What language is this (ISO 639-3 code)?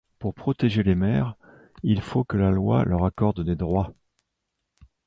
fra